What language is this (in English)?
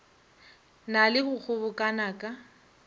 Northern Sotho